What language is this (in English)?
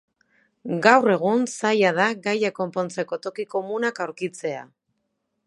Basque